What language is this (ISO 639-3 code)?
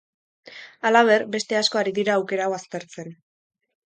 eus